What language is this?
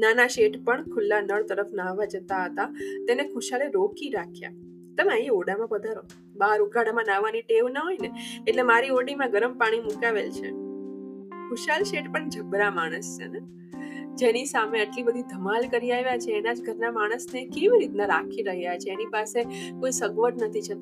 Gujarati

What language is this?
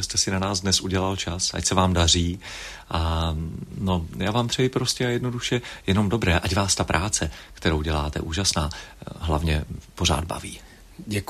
Czech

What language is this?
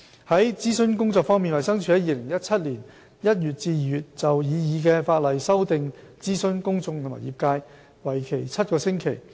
Cantonese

